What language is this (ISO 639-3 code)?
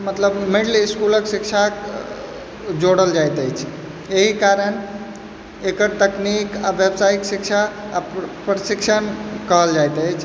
mai